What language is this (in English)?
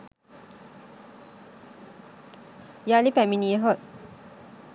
Sinhala